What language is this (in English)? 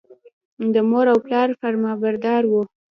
Pashto